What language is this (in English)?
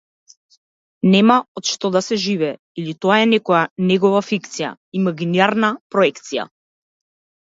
Macedonian